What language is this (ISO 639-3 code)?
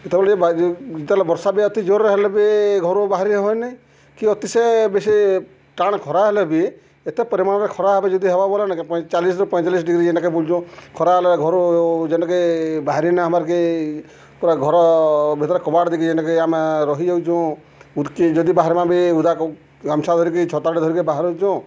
ori